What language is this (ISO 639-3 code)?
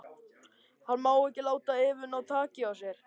isl